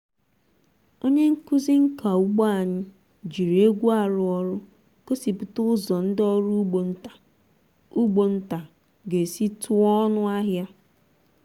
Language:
Igbo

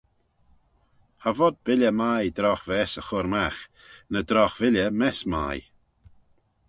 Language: Manx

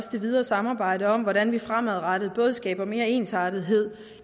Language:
Danish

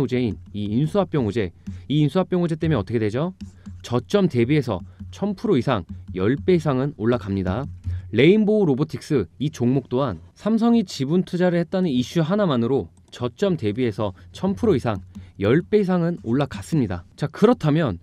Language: Korean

